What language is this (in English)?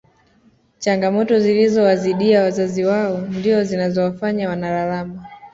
Swahili